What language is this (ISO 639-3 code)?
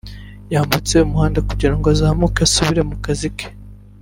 kin